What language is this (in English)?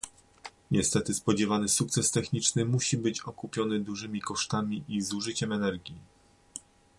Polish